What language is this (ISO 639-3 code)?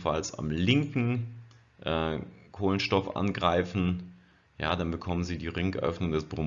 deu